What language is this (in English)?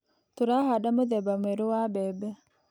Kikuyu